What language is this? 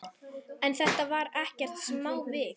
Icelandic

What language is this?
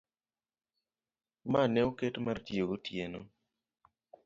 Luo (Kenya and Tanzania)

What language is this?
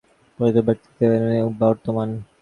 Bangla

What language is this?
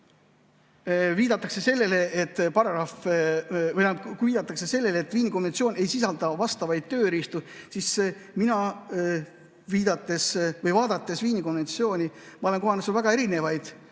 Estonian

